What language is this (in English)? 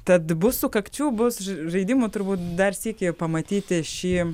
Lithuanian